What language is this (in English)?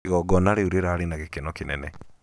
Kikuyu